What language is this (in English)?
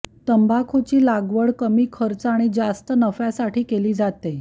Marathi